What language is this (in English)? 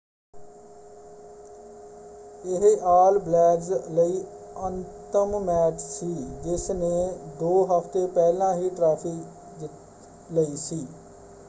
Punjabi